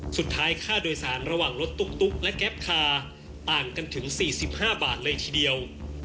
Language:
Thai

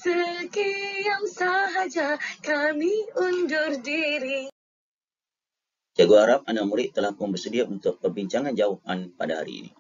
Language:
Malay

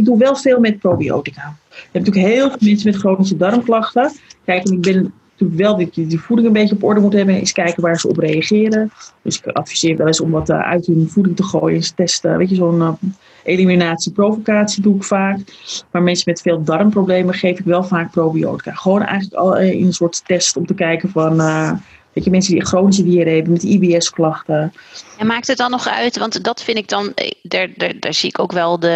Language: Dutch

